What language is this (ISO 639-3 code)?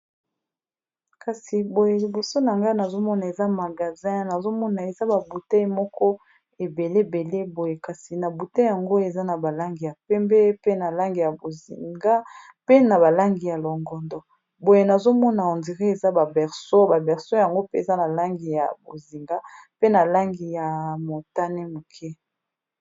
lin